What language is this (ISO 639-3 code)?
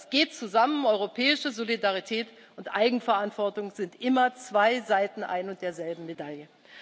deu